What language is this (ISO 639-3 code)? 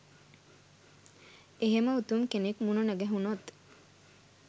sin